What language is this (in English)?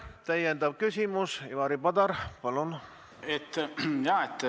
Estonian